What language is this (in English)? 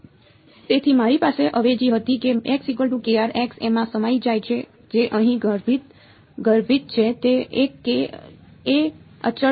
Gujarati